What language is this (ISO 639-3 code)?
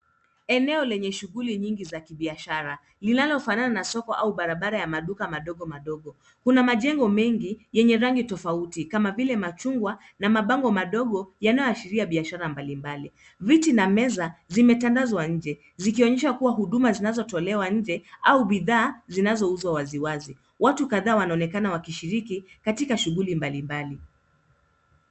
swa